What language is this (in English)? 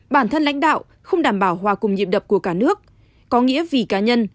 Vietnamese